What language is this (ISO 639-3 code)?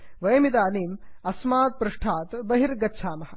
san